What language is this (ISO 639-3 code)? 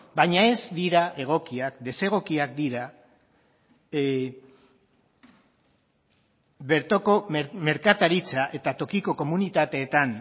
eus